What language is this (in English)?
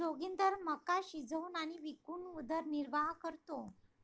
Marathi